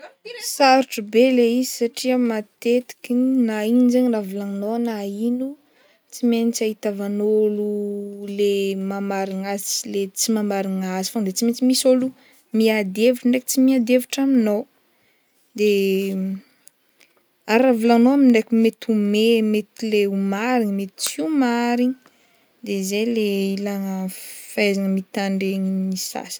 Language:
Northern Betsimisaraka Malagasy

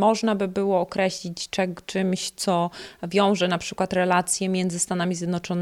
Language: Polish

